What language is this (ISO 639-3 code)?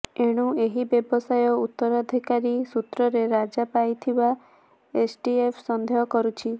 ori